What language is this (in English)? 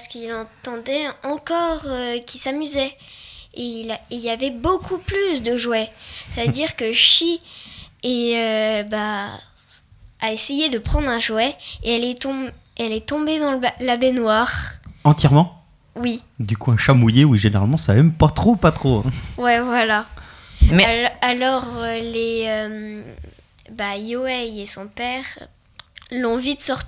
French